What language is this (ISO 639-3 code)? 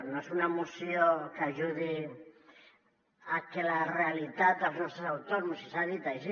cat